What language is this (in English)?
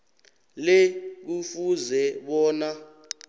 South Ndebele